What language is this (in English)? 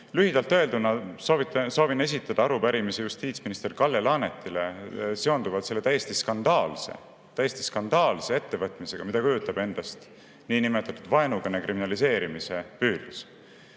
Estonian